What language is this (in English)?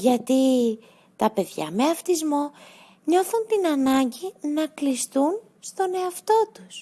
Greek